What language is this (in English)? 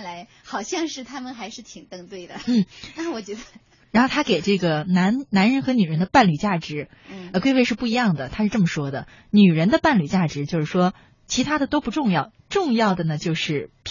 Chinese